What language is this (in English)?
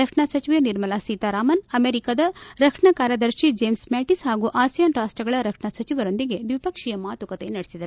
Kannada